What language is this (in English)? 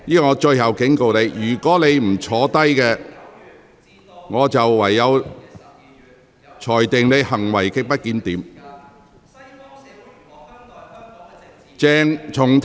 Cantonese